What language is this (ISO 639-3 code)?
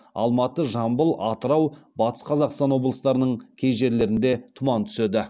kaz